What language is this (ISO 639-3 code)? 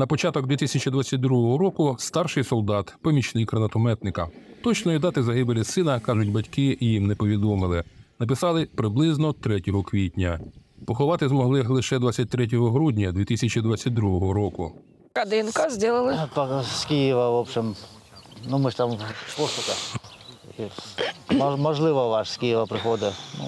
ukr